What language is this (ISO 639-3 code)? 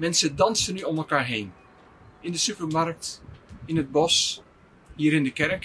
nld